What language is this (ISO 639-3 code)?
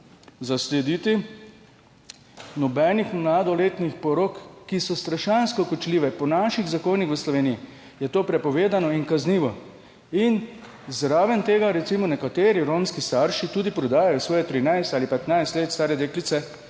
slv